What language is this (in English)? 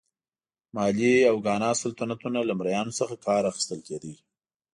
Pashto